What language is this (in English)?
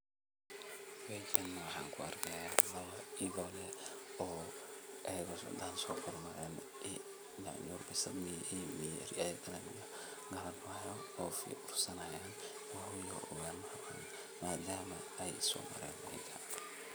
Somali